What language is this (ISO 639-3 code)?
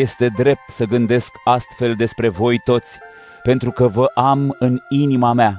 ron